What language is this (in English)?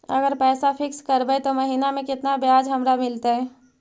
Magahi